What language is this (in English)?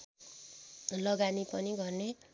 Nepali